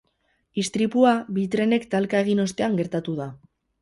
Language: Basque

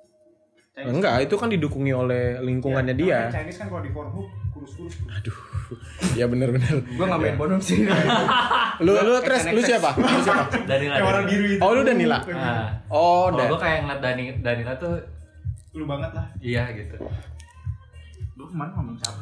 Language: Indonesian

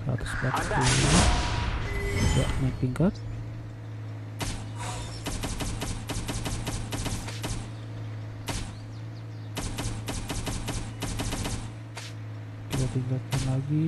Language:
Indonesian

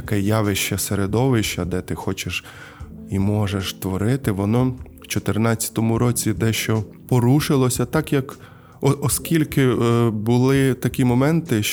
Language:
Ukrainian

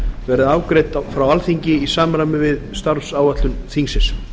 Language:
Icelandic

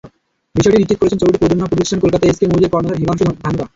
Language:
Bangla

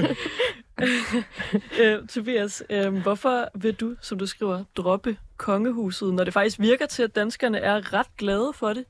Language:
Danish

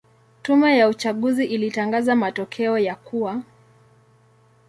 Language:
Swahili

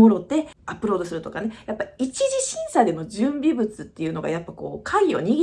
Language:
Japanese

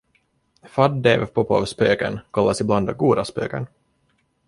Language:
Swedish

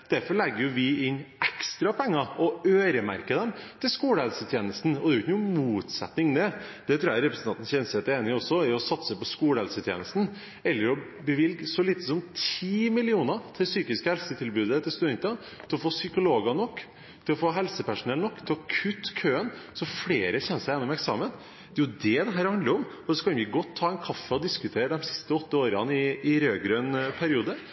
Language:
Norwegian Bokmål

